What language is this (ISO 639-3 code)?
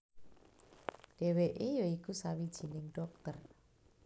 jav